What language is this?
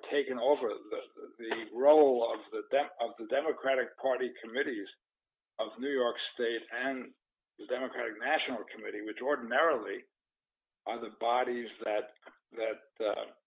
English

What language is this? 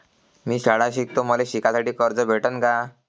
Marathi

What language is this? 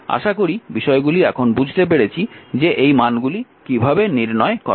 Bangla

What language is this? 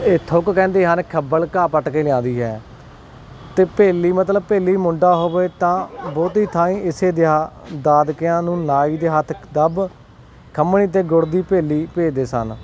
Punjabi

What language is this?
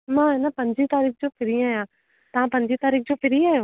Sindhi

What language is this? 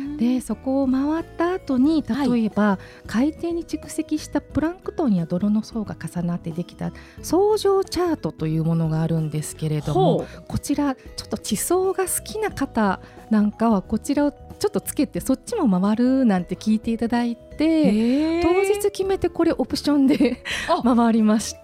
Japanese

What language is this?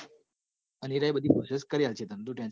Gujarati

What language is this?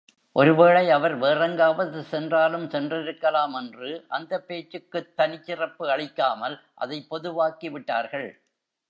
Tamil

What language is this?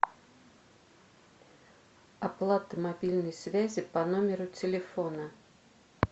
Russian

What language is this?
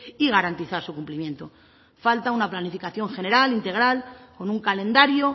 Spanish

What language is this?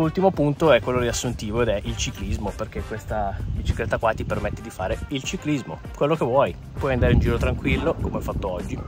Italian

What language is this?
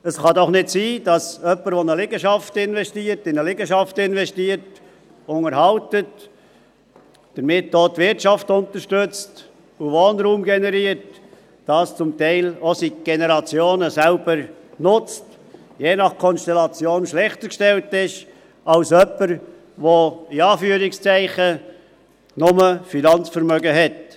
Swiss German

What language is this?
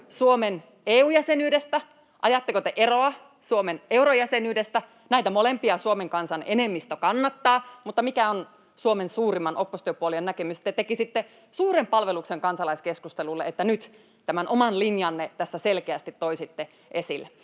Finnish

